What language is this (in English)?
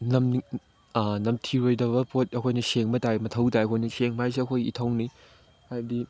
Manipuri